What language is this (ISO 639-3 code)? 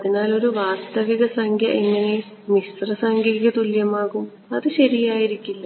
mal